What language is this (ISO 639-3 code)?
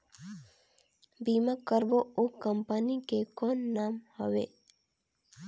hne